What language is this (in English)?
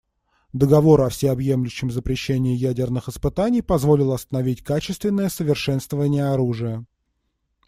Russian